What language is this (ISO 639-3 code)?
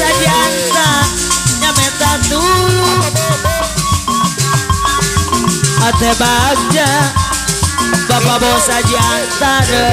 ind